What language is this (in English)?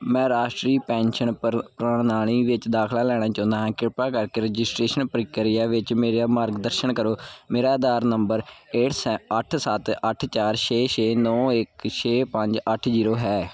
Punjabi